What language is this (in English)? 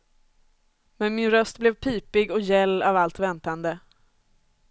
Swedish